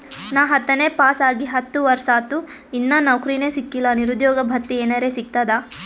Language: Kannada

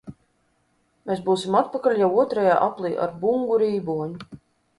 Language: Latvian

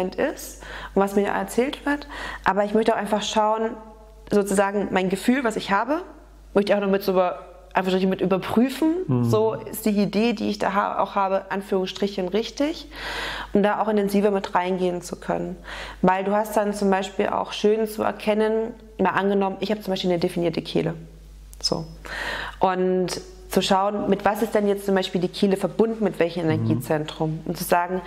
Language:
German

